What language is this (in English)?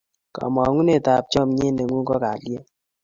Kalenjin